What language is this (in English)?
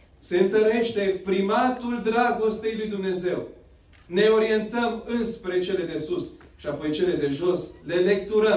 Romanian